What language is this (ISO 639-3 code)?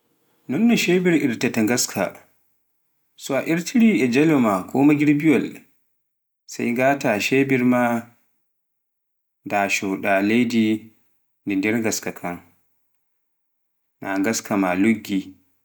fuf